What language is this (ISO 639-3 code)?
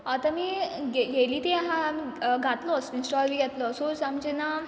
kok